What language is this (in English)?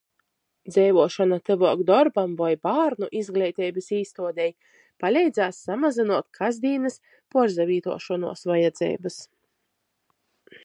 Latgalian